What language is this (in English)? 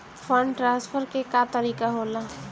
Bhojpuri